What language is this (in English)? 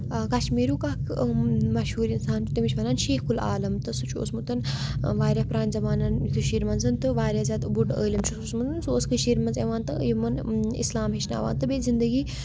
Kashmiri